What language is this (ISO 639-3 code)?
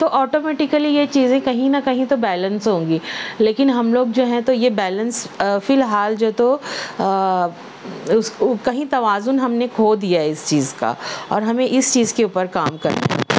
urd